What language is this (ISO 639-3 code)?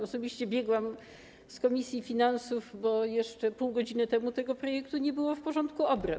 pol